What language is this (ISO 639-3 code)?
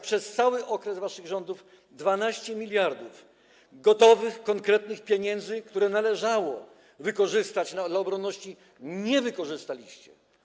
pol